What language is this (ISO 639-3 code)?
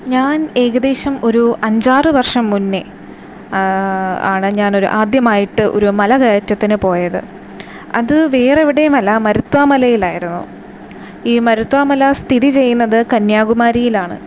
mal